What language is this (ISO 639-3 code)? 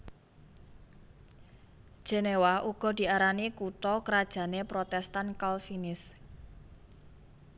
jav